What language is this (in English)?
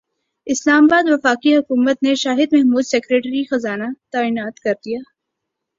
Urdu